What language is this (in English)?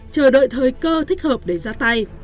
Vietnamese